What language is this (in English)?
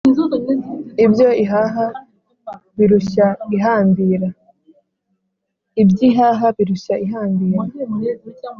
Kinyarwanda